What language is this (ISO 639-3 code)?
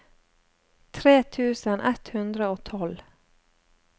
nor